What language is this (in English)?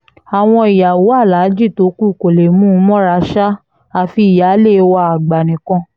Yoruba